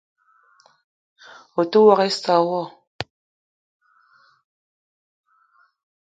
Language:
Eton (Cameroon)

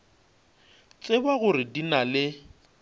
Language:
Northern Sotho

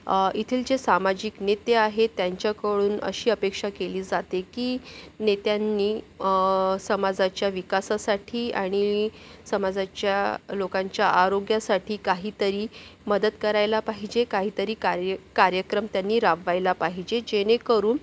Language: Marathi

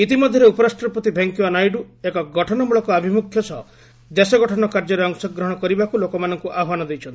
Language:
Odia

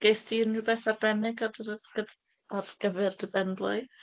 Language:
Welsh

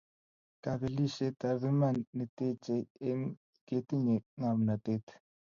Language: Kalenjin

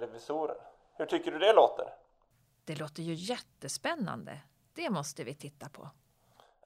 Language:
Swedish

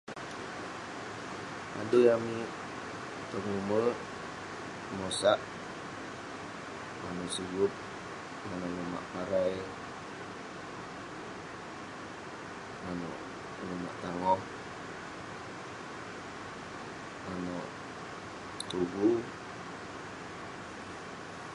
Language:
Western Penan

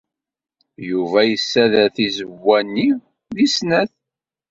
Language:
Kabyle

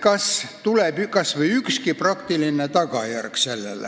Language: Estonian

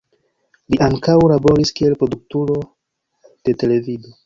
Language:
Esperanto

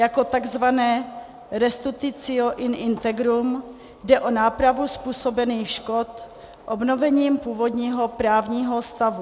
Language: Czech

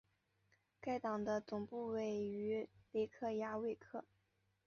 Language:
Chinese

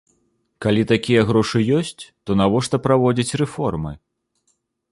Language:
Belarusian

